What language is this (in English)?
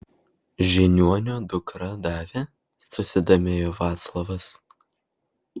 Lithuanian